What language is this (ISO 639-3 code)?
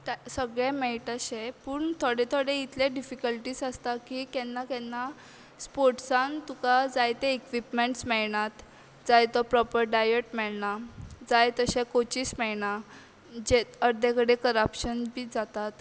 kok